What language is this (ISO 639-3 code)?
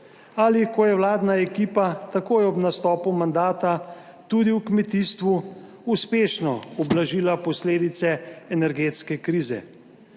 slv